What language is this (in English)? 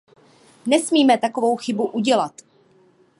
Czech